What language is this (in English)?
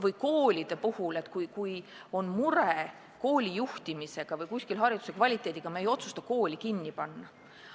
Estonian